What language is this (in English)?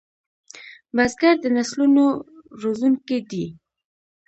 Pashto